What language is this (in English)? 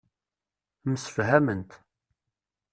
Kabyle